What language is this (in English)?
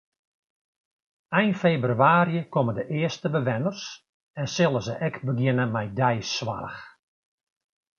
Western Frisian